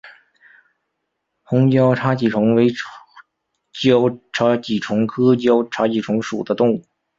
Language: Chinese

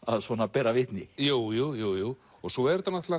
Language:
Icelandic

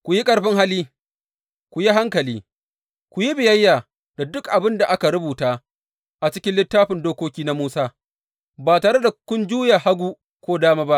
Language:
Hausa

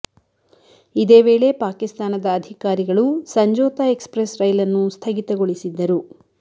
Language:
Kannada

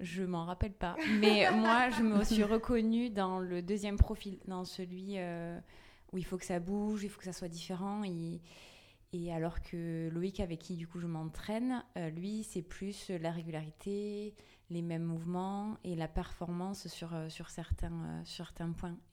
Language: French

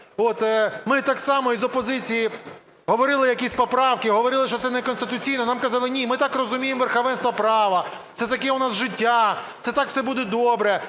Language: Ukrainian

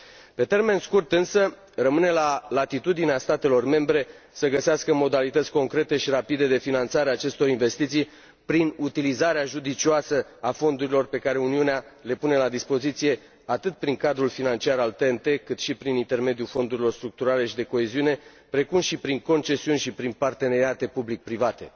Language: Romanian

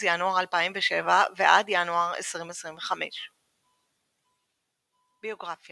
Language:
Hebrew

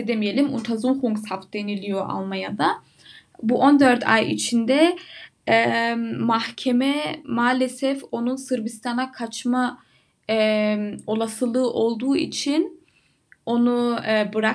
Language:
Turkish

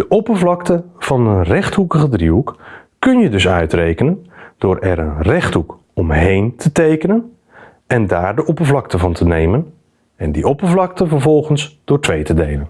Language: Dutch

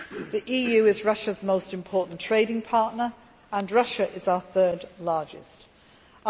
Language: English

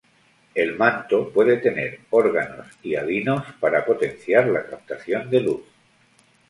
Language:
Spanish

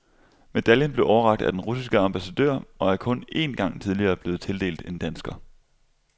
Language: Danish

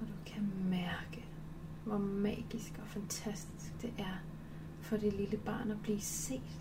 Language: Danish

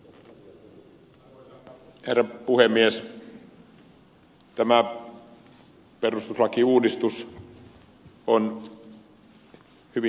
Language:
Finnish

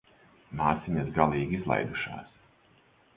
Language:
Latvian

